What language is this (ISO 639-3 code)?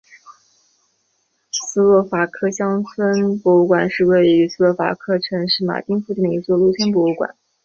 zho